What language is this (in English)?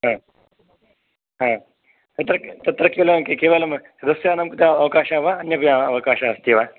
Sanskrit